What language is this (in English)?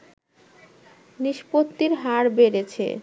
Bangla